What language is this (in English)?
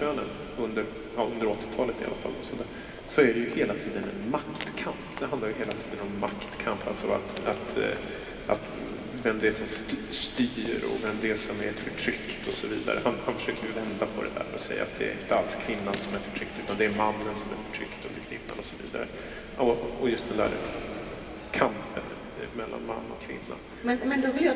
Swedish